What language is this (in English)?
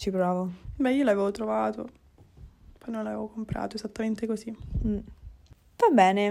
Italian